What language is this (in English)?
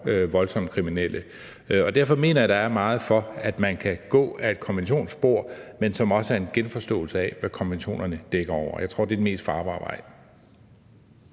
Danish